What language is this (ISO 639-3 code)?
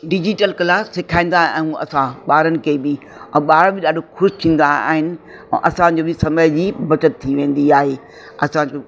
snd